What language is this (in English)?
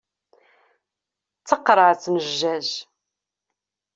Kabyle